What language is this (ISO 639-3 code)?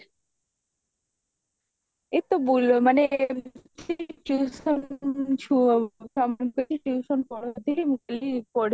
ori